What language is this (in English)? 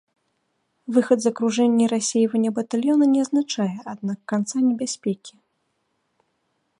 Belarusian